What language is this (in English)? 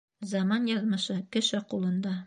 Bashkir